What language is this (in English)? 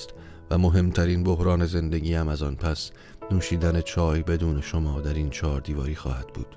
Persian